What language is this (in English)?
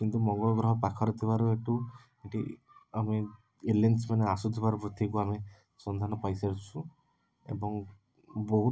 Odia